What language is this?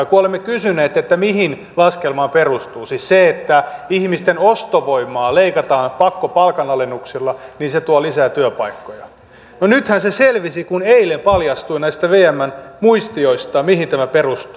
Finnish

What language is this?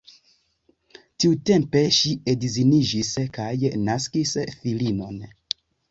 Esperanto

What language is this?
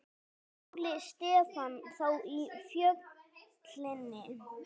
Icelandic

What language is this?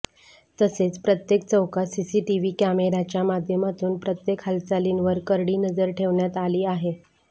Marathi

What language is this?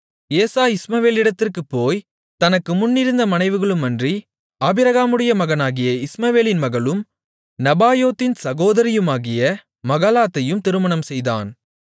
Tamil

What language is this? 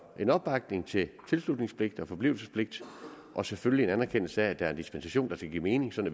Danish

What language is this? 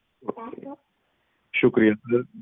Punjabi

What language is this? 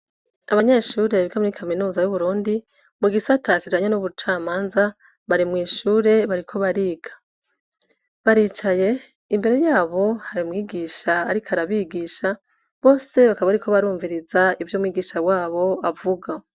Rundi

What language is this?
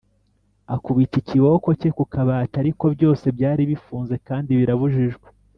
Kinyarwanda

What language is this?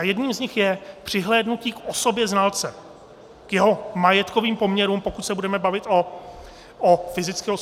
Czech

